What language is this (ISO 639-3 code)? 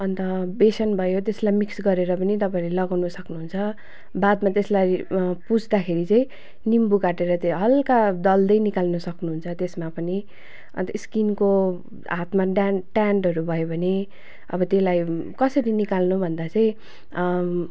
nep